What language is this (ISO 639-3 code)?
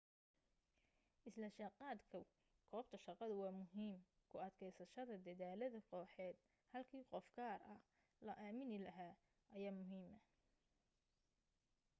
som